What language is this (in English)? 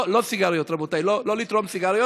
Hebrew